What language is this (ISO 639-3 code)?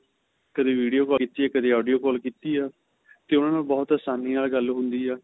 pan